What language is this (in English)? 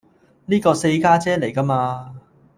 Cantonese